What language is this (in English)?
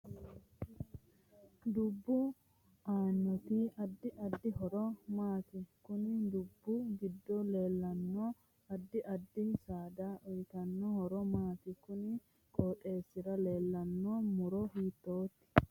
Sidamo